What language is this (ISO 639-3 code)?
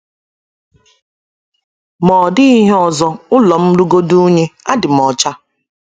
ibo